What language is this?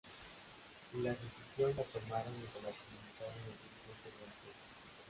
Spanish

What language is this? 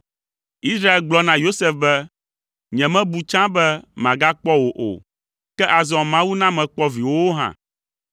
Ewe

